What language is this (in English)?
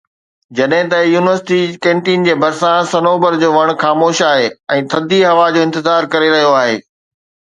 Sindhi